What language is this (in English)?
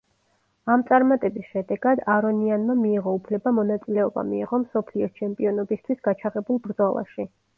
Georgian